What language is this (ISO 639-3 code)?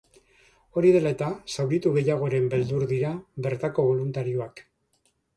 eus